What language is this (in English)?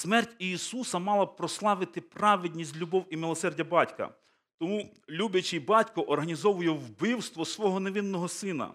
Ukrainian